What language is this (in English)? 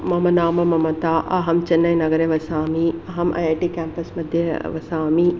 Sanskrit